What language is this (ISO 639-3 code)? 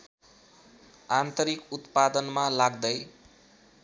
nep